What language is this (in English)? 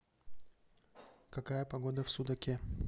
Russian